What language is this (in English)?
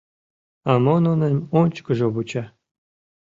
Mari